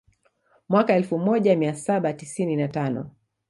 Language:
Swahili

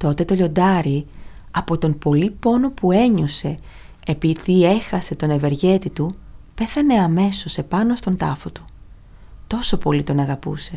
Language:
Greek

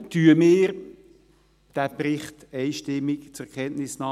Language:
Swiss German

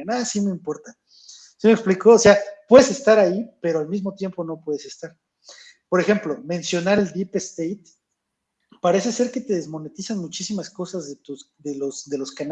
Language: Spanish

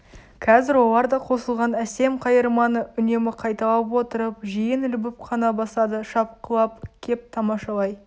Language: Kazakh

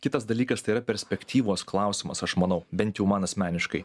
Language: Lithuanian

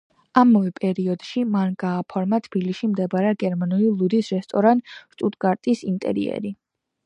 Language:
Georgian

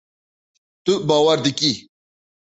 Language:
Kurdish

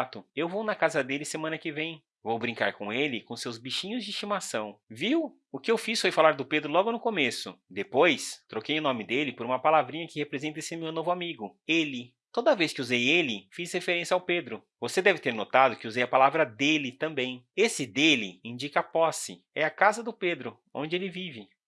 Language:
Portuguese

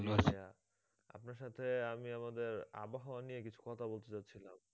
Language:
Bangla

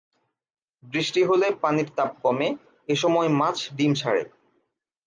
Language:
Bangla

